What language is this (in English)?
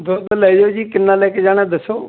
Punjabi